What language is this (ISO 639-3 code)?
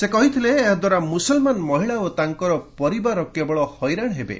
ori